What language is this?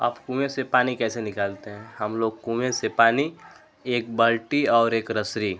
Hindi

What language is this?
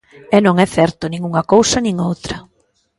Galician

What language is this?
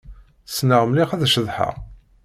Kabyle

